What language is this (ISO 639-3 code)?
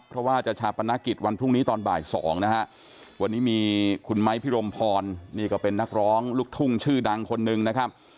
tha